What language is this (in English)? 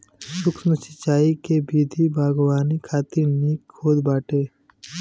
Bhojpuri